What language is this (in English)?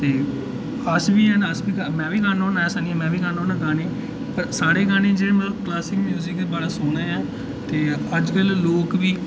Dogri